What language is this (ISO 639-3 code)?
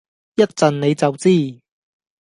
yue